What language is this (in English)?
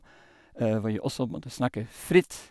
Norwegian